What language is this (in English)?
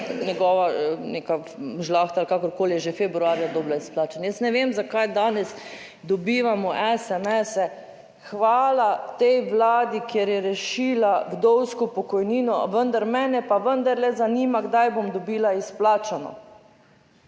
Slovenian